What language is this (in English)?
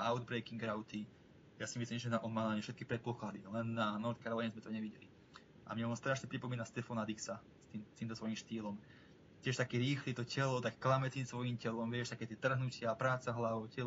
Slovak